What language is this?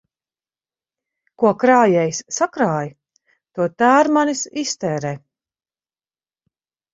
Latvian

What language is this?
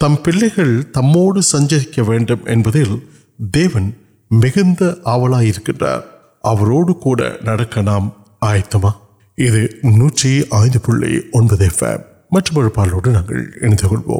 Urdu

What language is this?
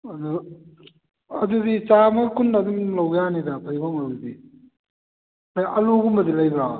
Manipuri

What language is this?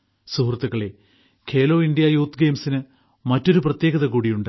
Malayalam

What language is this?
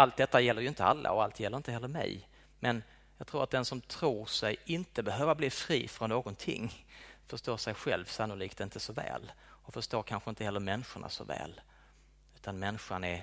Swedish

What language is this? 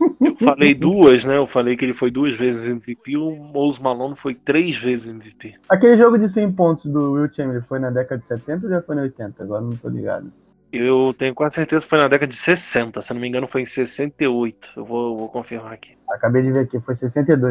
Portuguese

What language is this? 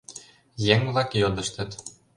Mari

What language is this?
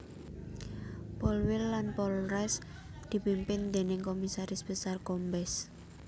Javanese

